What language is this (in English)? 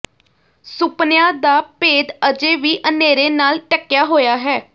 Punjabi